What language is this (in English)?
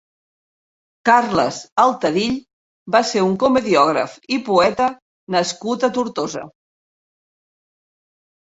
Catalan